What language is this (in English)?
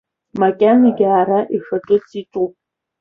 Abkhazian